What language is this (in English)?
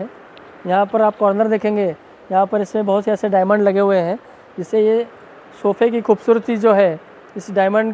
Hindi